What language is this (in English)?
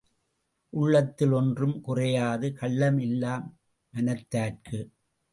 Tamil